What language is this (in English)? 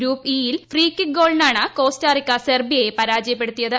Malayalam